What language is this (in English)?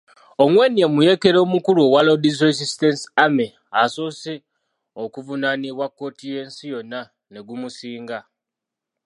Ganda